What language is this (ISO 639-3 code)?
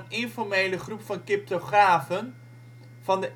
nld